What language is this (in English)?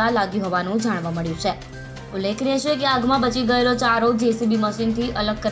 Hindi